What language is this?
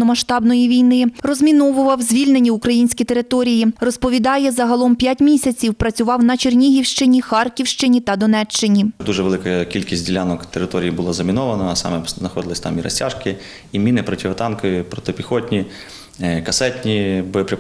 Ukrainian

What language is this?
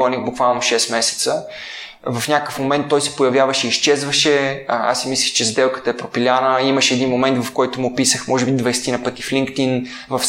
Bulgarian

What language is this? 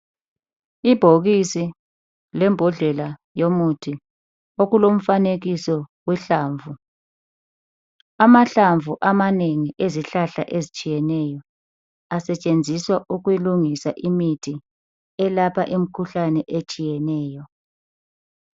North Ndebele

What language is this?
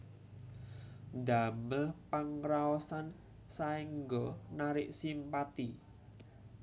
Javanese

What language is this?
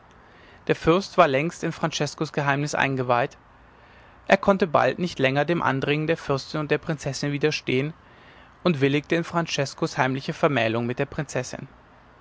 German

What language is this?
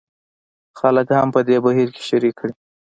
Pashto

